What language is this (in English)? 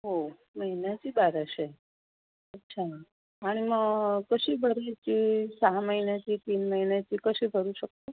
Marathi